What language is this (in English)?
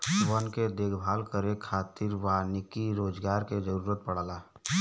Bhojpuri